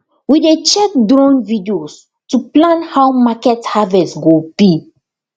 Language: Nigerian Pidgin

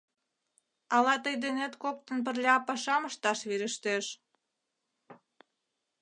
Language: Mari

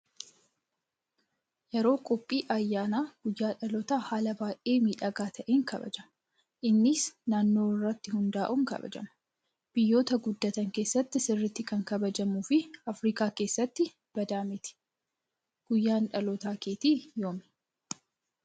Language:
Oromo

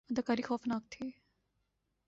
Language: Urdu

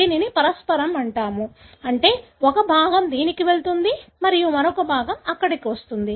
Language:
Telugu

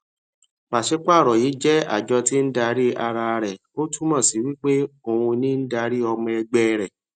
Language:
Yoruba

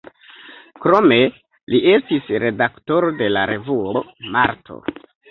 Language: Esperanto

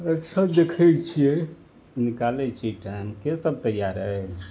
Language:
Maithili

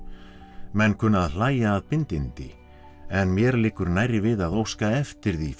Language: Icelandic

